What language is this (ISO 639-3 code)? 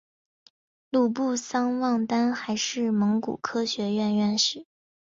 zho